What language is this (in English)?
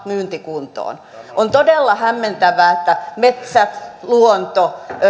Finnish